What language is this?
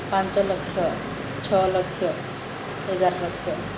Odia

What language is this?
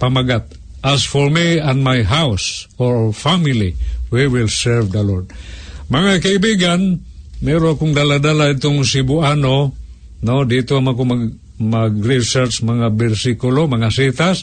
Filipino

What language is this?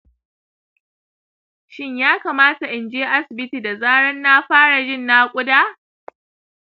Hausa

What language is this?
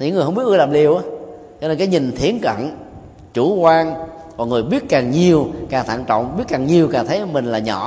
Vietnamese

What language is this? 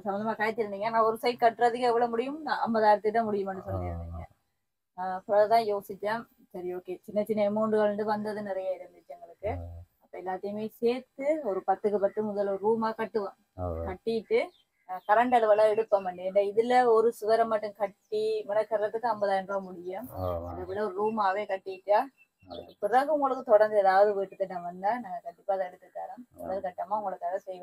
Tamil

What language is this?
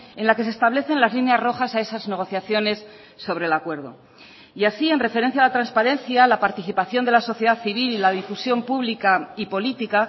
Spanish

